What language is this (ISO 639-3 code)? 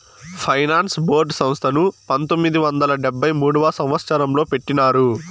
tel